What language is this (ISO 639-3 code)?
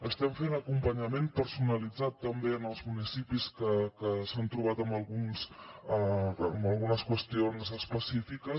cat